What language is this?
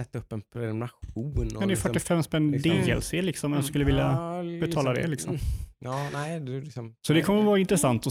Swedish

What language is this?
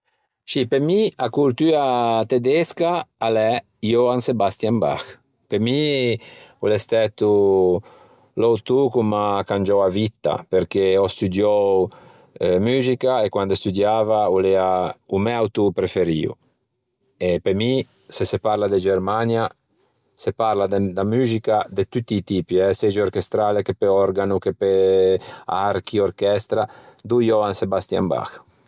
Ligurian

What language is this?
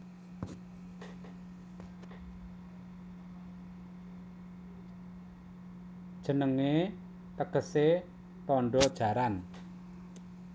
Javanese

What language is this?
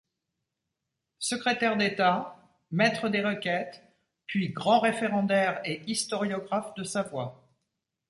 French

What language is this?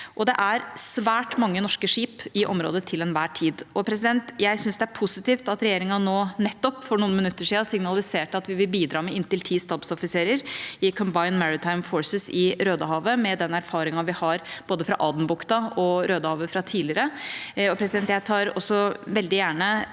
Norwegian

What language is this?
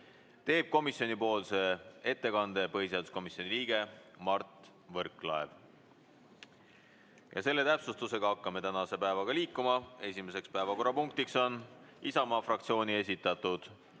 Estonian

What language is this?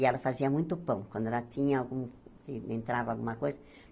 Portuguese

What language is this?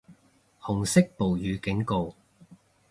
Cantonese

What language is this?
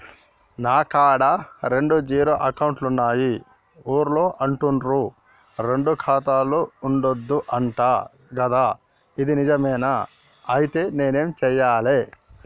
Telugu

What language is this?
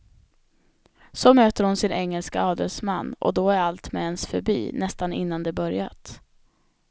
Swedish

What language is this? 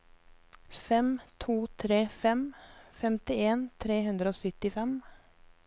Norwegian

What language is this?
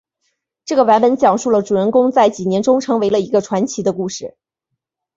Chinese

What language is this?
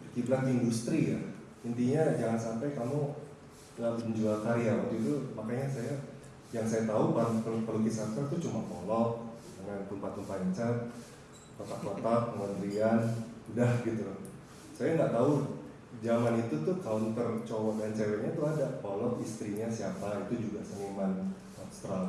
Indonesian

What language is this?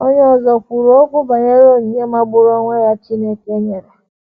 Igbo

